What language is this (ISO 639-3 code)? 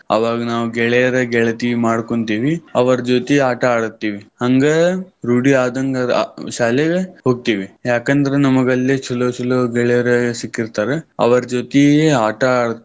kan